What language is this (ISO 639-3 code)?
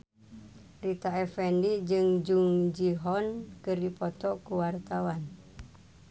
sun